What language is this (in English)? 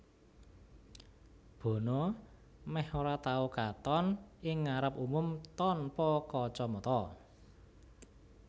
Javanese